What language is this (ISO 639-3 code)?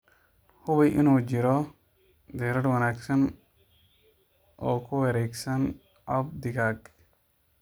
som